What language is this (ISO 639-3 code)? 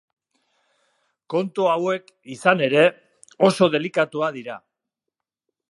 eus